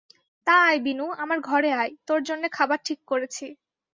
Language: Bangla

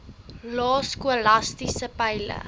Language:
Afrikaans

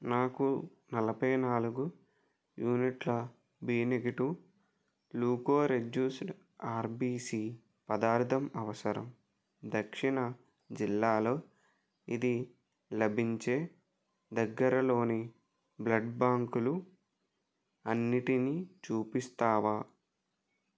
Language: Telugu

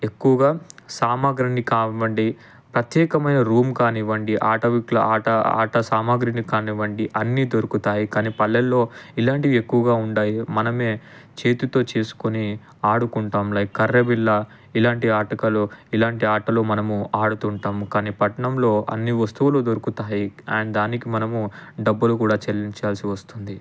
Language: Telugu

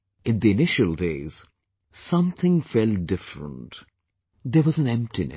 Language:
English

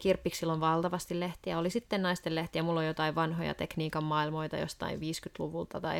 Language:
Finnish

